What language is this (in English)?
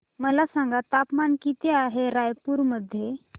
Marathi